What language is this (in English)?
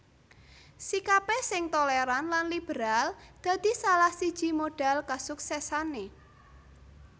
Javanese